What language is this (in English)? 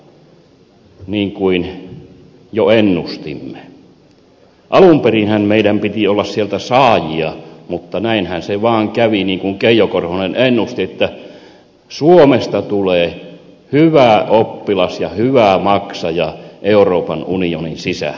Finnish